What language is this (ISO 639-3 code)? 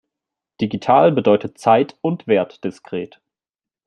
deu